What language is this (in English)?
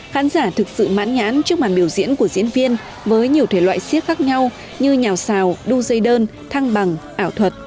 Vietnamese